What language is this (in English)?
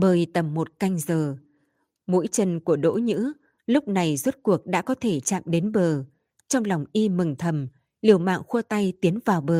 Vietnamese